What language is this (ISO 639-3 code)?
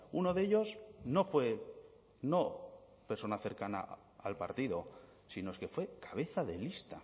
spa